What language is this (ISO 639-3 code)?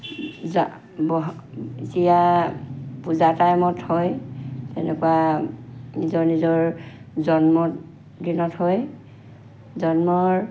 asm